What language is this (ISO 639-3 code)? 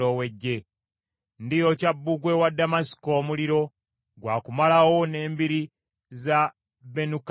lug